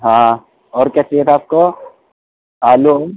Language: Urdu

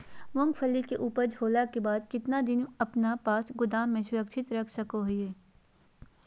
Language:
Magahi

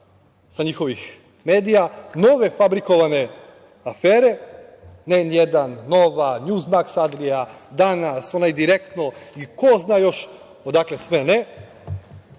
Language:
Serbian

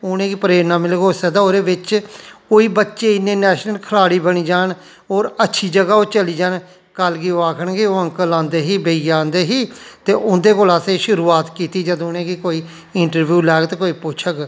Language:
Dogri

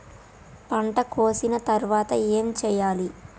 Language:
Telugu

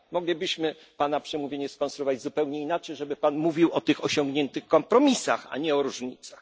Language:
Polish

